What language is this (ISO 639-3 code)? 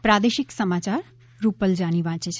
guj